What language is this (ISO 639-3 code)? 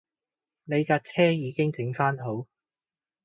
yue